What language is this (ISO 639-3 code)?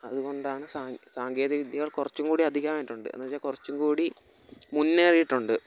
mal